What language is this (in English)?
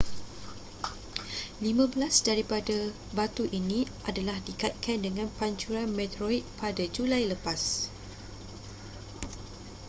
Malay